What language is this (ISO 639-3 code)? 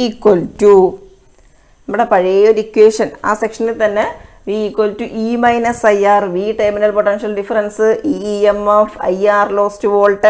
nld